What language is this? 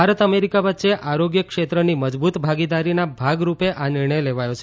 Gujarati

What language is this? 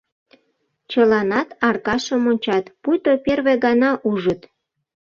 Mari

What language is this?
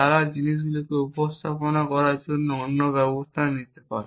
Bangla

